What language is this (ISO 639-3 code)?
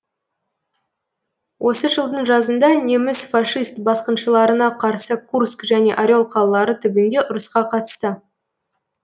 kaz